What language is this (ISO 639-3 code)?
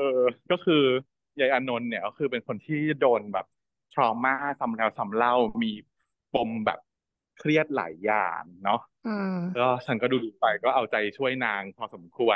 tha